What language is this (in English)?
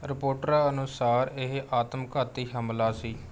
Punjabi